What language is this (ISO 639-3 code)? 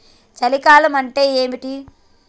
tel